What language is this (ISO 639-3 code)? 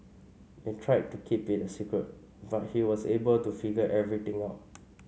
eng